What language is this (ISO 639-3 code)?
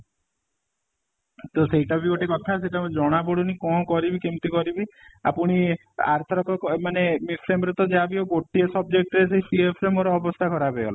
ori